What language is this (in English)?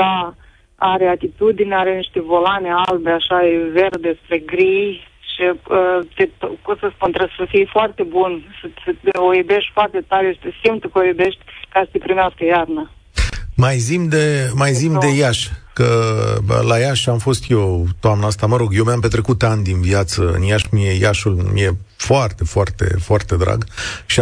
Romanian